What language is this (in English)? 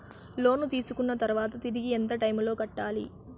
Telugu